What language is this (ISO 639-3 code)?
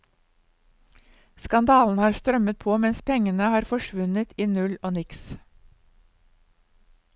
nor